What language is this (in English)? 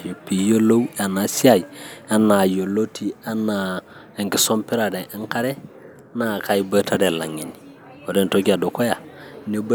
Masai